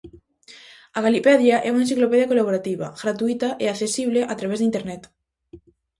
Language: Galician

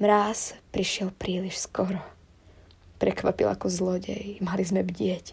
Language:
Slovak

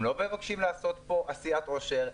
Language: Hebrew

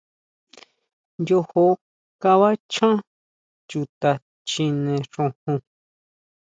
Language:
Huautla Mazatec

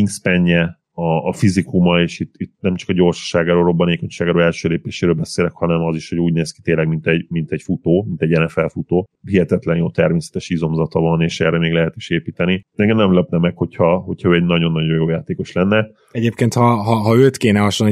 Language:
Hungarian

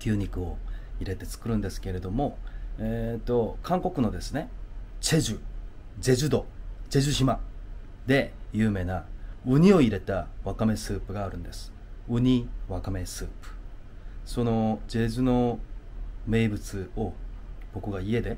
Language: Japanese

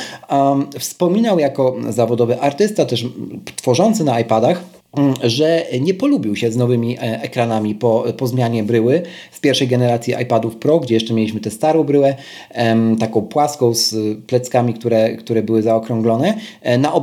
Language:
Polish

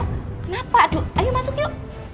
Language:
Indonesian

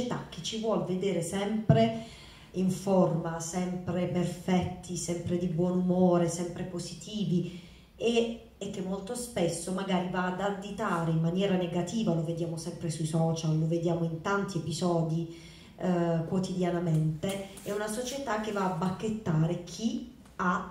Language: Italian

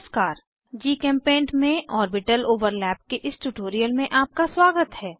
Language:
Hindi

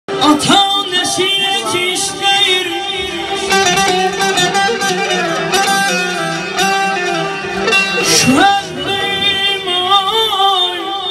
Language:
Turkish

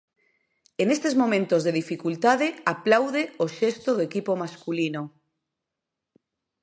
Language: Galician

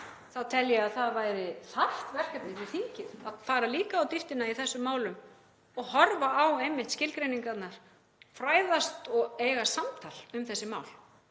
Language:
Icelandic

